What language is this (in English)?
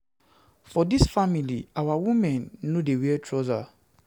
Nigerian Pidgin